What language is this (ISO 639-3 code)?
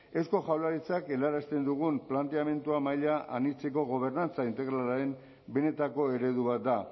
eus